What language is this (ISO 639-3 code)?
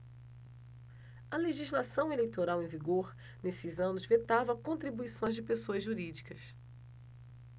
por